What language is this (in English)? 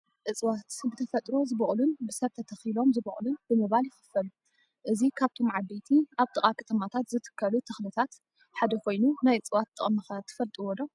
Tigrinya